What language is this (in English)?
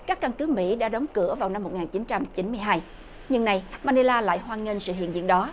Vietnamese